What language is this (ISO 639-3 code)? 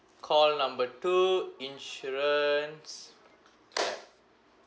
eng